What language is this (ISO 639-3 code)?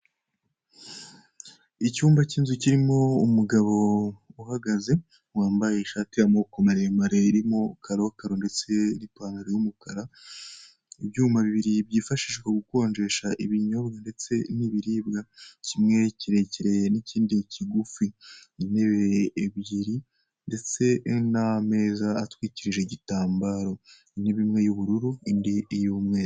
kin